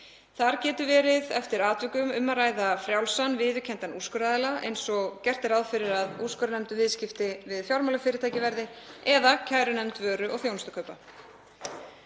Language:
Icelandic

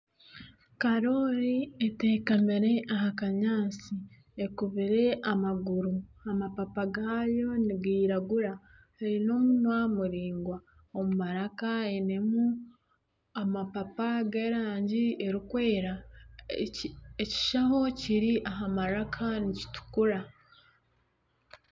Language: Nyankole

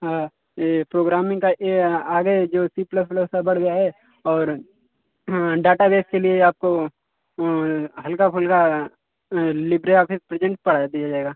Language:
Hindi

